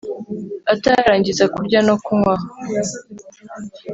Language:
Kinyarwanda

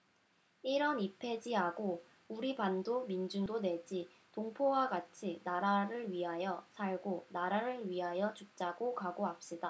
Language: Korean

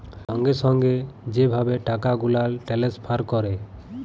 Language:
Bangla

